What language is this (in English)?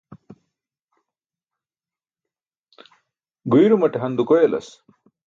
Burushaski